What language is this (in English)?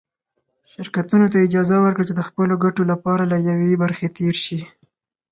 Pashto